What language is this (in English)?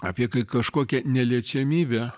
Lithuanian